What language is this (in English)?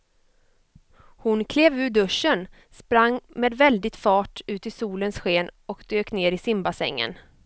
Swedish